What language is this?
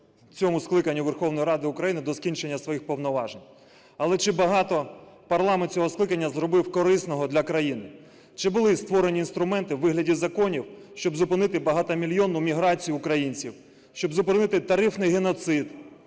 Ukrainian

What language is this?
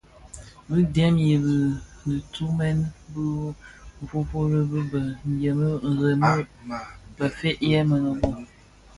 Bafia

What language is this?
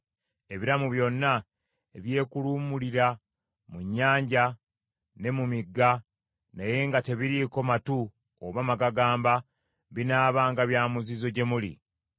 Ganda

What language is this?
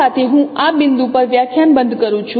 Gujarati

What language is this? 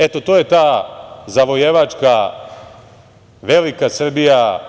Serbian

